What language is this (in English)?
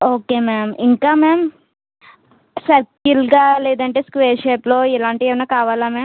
Telugu